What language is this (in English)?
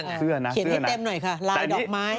Thai